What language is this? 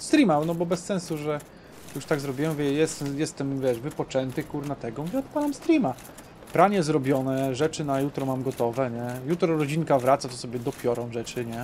Polish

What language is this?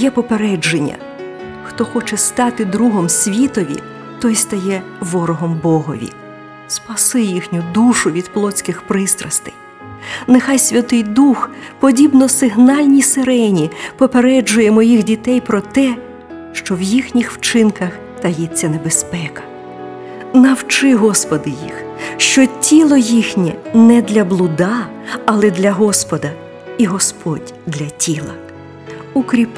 Ukrainian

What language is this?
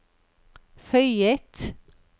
Norwegian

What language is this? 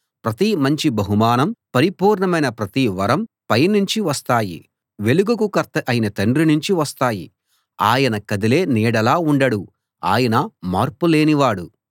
Telugu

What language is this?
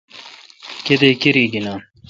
Kalkoti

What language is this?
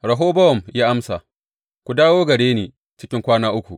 Hausa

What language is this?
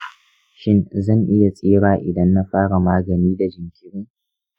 Hausa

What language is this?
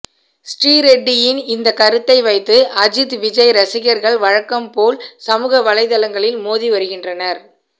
Tamil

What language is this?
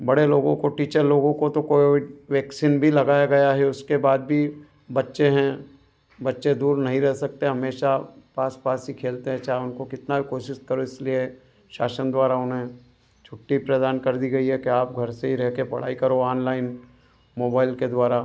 Hindi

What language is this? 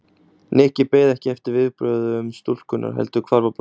Icelandic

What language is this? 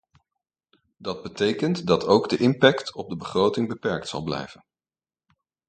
Dutch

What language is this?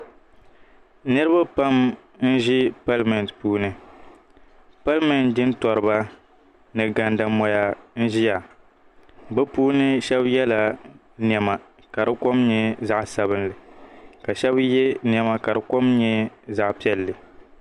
Dagbani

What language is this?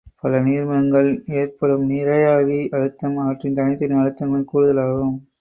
Tamil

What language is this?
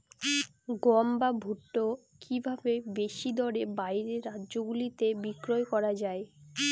Bangla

